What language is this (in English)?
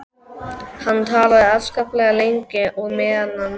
Icelandic